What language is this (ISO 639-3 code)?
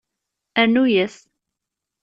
kab